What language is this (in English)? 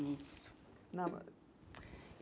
Portuguese